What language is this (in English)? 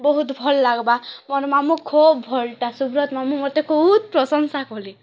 Odia